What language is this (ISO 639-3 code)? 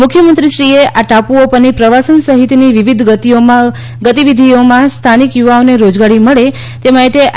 guj